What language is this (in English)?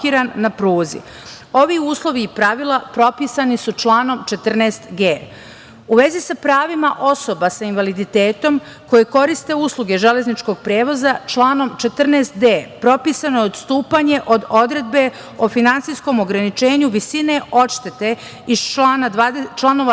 Serbian